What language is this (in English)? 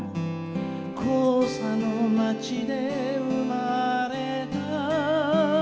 Japanese